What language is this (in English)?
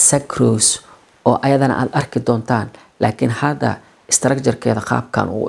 Arabic